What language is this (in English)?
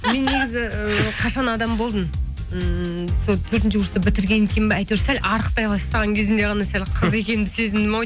Kazakh